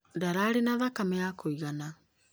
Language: Kikuyu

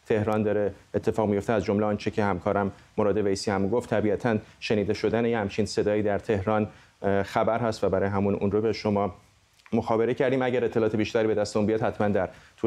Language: Persian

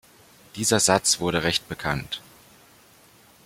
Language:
German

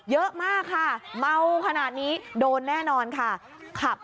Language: Thai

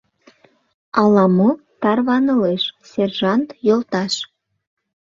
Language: Mari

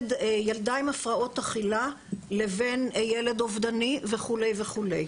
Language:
Hebrew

